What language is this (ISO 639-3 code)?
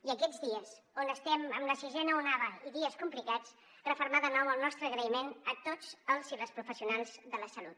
cat